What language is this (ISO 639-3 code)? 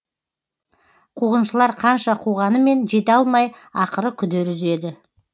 kaz